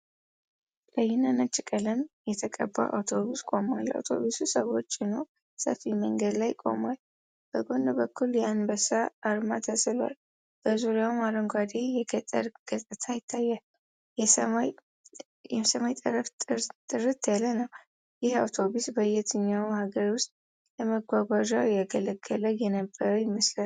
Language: Amharic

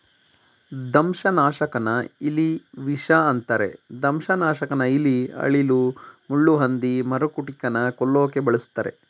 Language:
Kannada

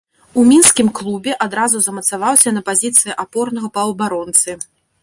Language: Belarusian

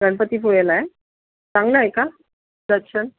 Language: Marathi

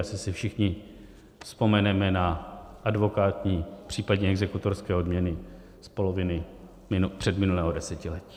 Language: Czech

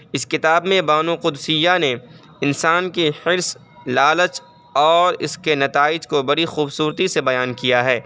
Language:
Urdu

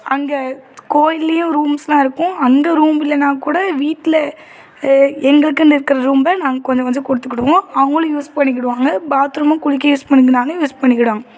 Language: Tamil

